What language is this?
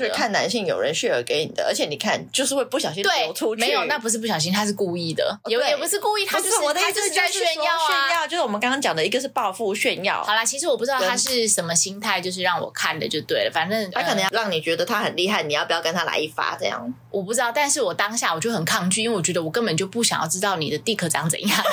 Chinese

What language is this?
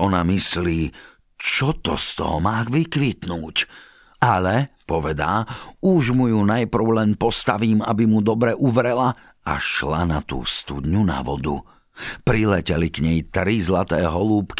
Slovak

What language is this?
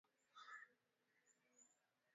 Swahili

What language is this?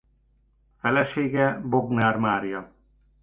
Hungarian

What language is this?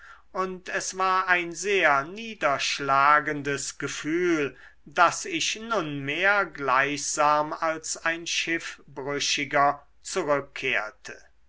German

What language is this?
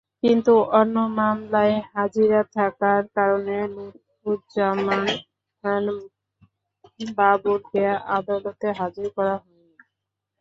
Bangla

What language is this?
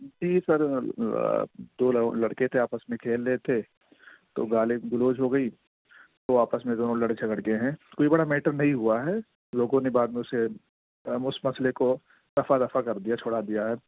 Urdu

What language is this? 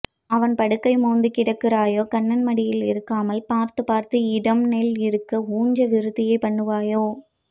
Tamil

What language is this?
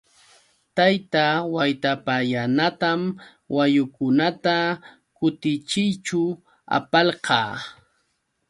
Yauyos Quechua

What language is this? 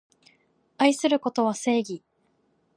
Japanese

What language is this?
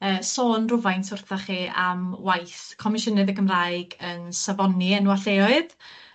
Welsh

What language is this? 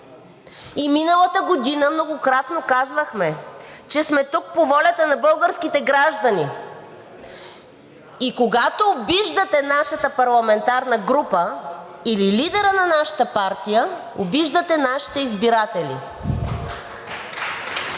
Bulgarian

